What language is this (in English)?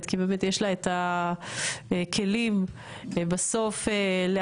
Hebrew